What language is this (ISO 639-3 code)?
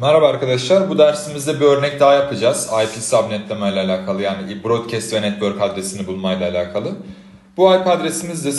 tur